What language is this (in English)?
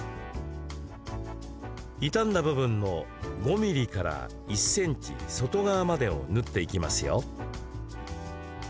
Japanese